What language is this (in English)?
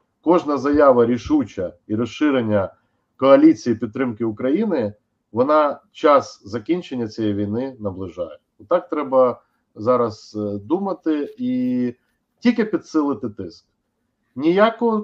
Ukrainian